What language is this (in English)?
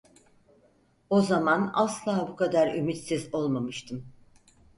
Turkish